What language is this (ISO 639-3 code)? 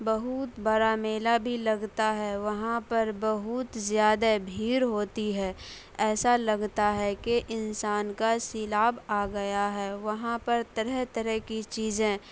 urd